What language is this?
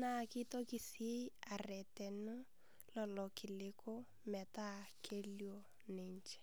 Masai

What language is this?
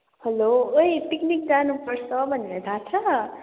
Nepali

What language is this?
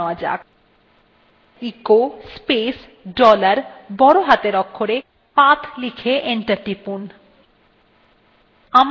Bangla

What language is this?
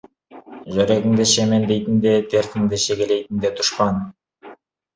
Kazakh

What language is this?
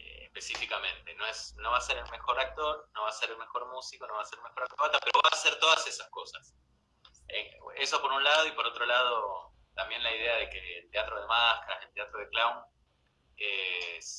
Spanish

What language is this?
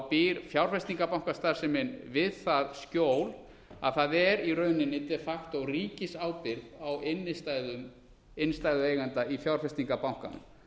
Icelandic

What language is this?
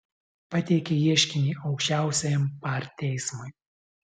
Lithuanian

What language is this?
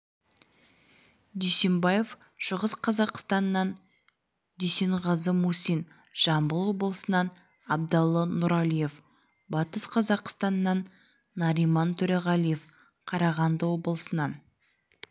Kazakh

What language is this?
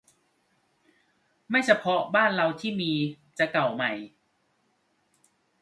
Thai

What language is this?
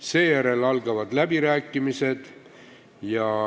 Estonian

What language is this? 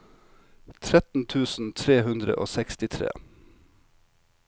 Norwegian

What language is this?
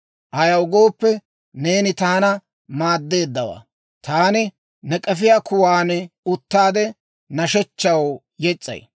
Dawro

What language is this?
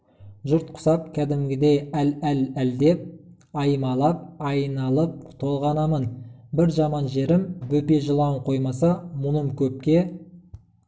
Kazakh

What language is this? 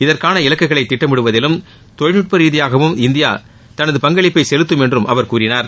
Tamil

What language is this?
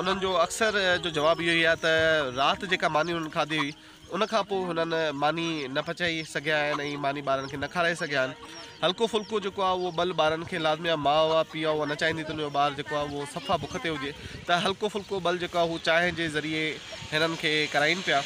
Hindi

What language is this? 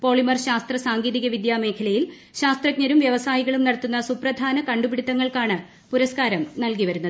Malayalam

